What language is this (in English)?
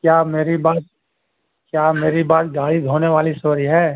Urdu